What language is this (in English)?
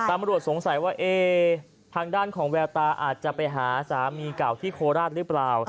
Thai